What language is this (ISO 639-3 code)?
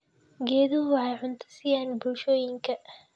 som